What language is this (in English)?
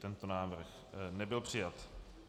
Czech